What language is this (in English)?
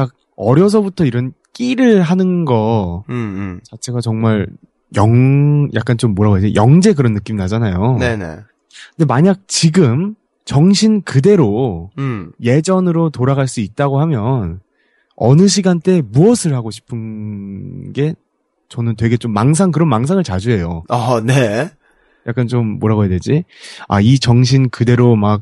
Korean